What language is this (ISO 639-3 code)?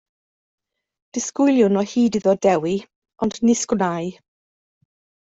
cym